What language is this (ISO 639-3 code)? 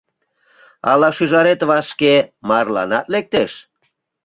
chm